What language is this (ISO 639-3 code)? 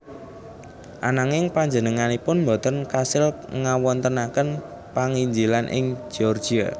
jav